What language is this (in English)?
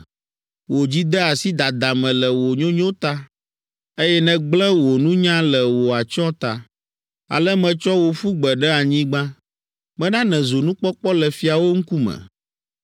Ewe